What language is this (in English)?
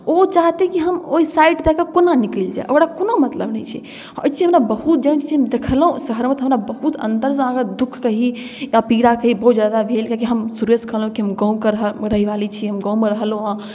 Maithili